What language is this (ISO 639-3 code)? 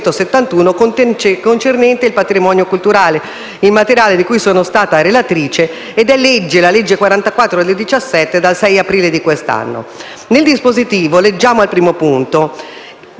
ita